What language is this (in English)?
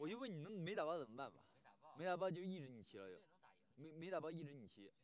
Chinese